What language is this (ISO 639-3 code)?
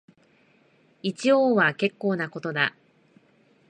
jpn